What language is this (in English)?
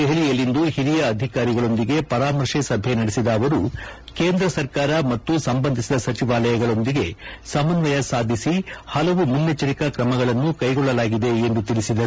Kannada